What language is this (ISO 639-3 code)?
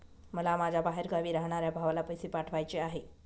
mar